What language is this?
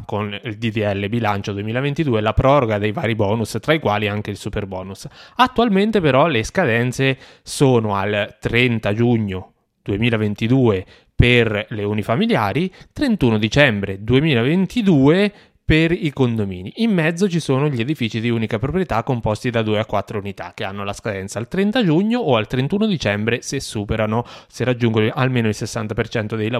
Italian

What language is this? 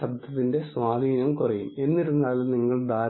Malayalam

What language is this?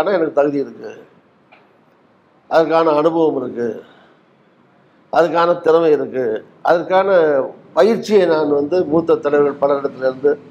Tamil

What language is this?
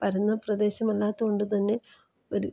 Malayalam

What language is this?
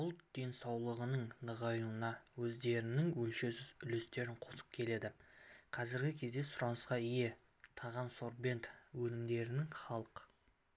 Kazakh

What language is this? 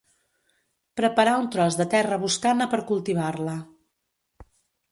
Catalan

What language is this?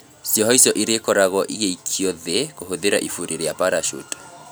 Kikuyu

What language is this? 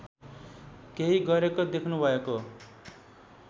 Nepali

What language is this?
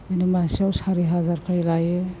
Bodo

